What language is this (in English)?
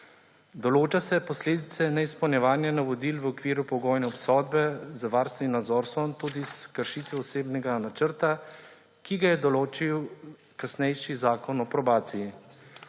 Slovenian